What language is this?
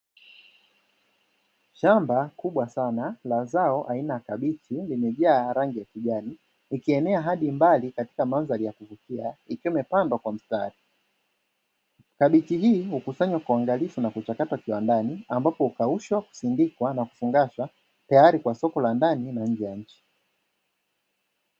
Swahili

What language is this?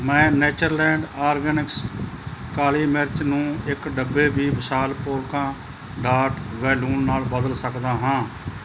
Punjabi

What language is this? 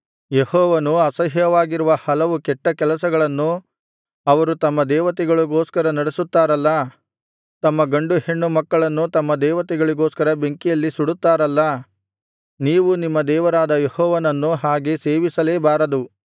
Kannada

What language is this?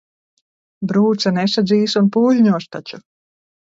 Latvian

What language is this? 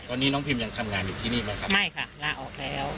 Thai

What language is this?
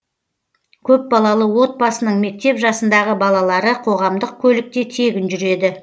Kazakh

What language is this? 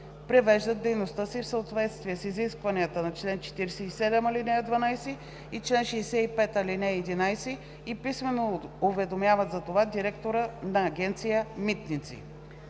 Bulgarian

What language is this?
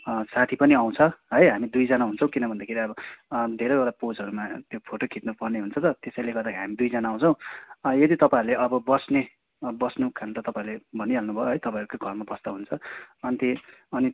Nepali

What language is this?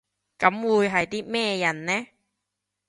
Cantonese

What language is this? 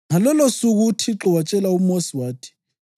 North Ndebele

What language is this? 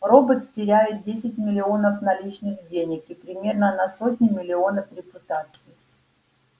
Russian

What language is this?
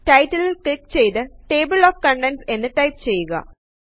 Malayalam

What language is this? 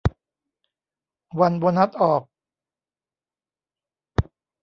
Thai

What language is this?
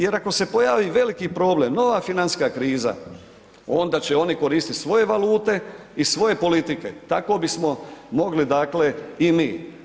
Croatian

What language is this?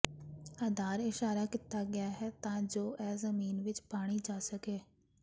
Punjabi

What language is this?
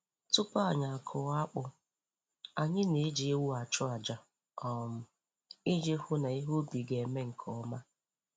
Igbo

